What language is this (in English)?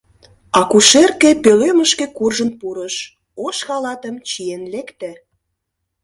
Mari